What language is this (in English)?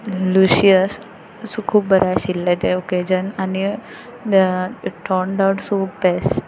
Konkani